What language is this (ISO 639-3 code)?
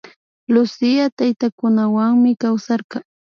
qvi